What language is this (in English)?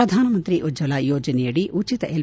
Kannada